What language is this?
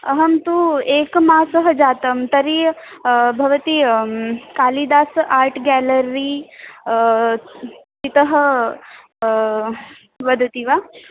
Sanskrit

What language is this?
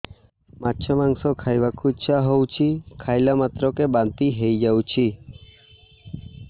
Odia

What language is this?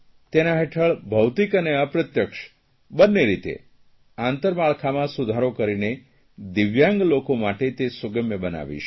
Gujarati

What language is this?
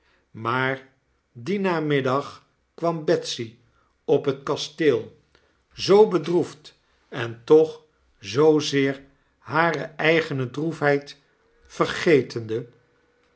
Dutch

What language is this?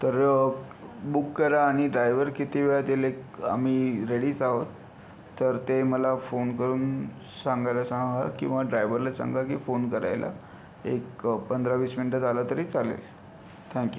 Marathi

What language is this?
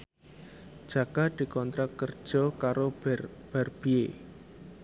Javanese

